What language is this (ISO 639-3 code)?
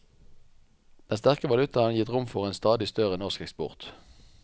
nor